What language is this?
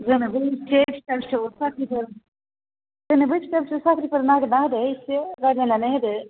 Bodo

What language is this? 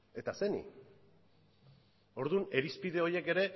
Basque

